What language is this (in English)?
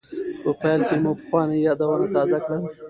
Pashto